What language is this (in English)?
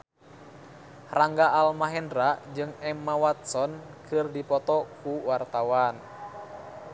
Sundanese